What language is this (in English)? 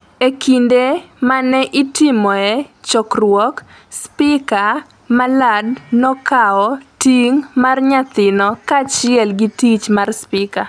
Luo (Kenya and Tanzania)